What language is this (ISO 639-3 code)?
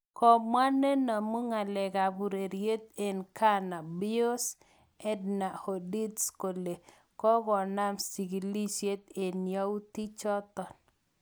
kln